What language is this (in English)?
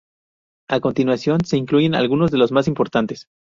Spanish